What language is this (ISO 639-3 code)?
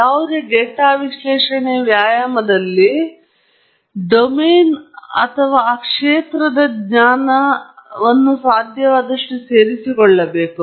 kan